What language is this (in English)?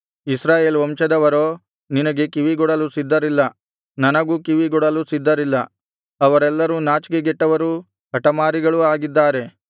Kannada